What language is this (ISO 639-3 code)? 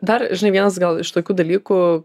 lit